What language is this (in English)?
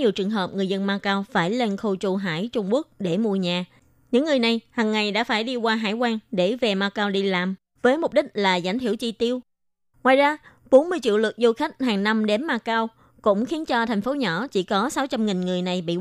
Vietnamese